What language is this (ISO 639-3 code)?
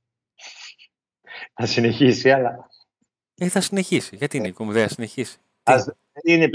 ell